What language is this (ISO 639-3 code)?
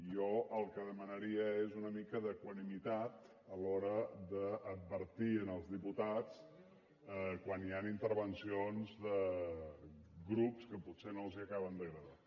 cat